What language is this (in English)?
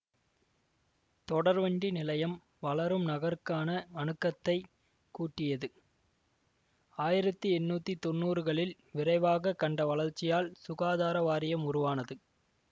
Tamil